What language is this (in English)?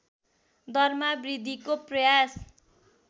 Nepali